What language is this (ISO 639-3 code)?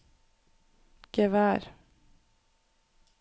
nor